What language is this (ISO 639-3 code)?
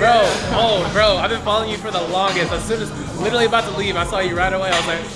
eng